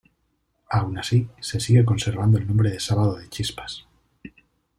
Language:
Spanish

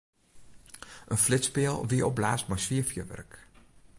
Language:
Western Frisian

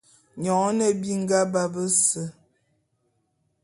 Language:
Bulu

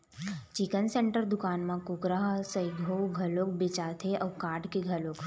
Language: Chhattisgarhi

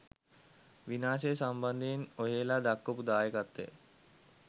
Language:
Sinhala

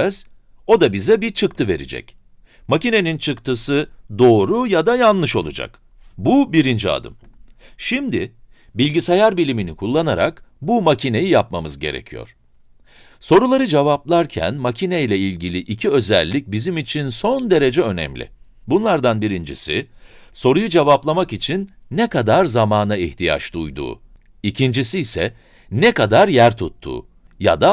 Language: Turkish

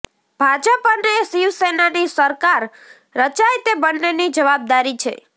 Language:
Gujarati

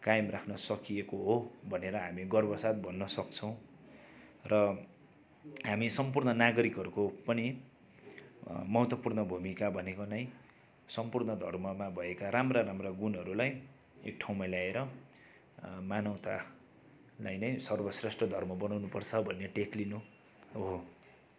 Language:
Nepali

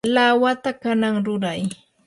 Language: Yanahuanca Pasco Quechua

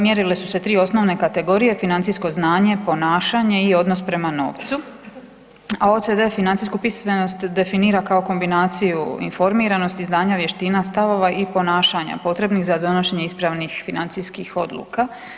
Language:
Croatian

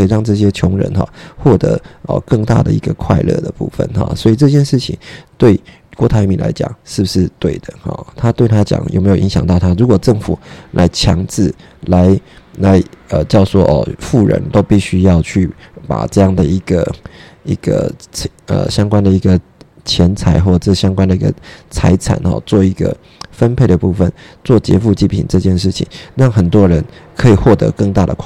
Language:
Chinese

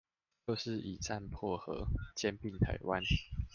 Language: Chinese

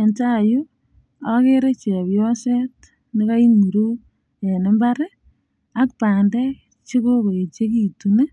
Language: Kalenjin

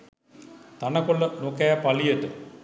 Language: Sinhala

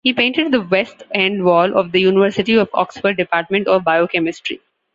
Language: English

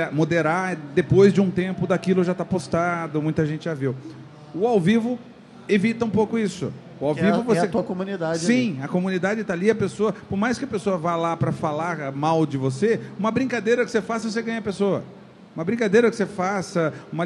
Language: Portuguese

